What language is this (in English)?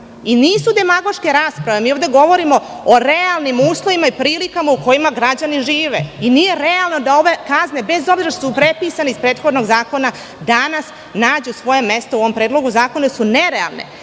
Serbian